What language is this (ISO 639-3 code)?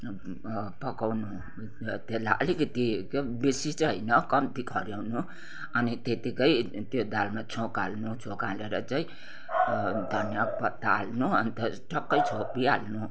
nep